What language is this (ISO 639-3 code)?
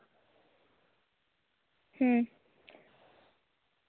sat